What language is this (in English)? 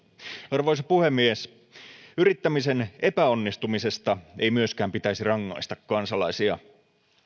Finnish